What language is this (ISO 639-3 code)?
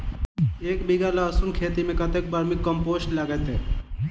mai